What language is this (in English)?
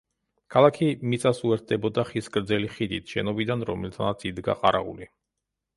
Georgian